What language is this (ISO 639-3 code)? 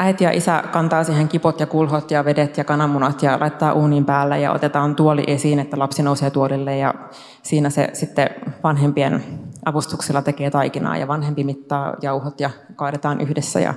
fin